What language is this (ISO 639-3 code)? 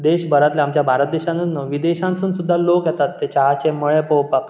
kok